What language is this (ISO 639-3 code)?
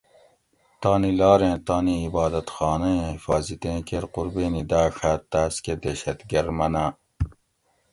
gwc